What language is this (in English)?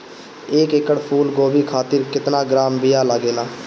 Bhojpuri